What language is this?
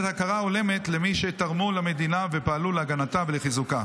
Hebrew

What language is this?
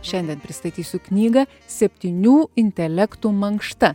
Lithuanian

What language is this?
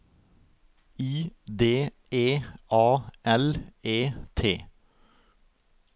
Norwegian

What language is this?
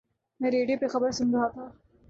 Urdu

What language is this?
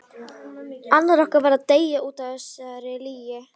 Icelandic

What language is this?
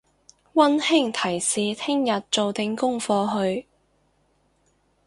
Cantonese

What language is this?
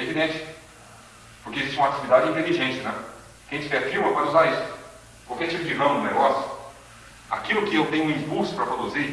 Portuguese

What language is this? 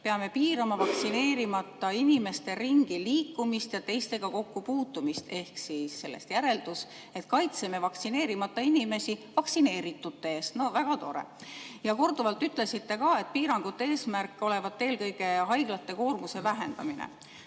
Estonian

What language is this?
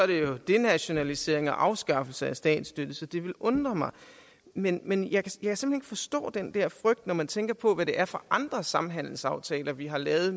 Danish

